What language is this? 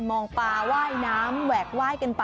Thai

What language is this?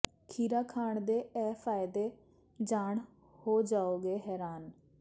Punjabi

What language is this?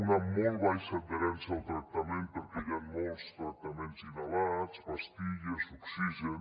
Catalan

